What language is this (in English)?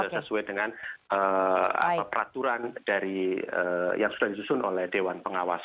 Indonesian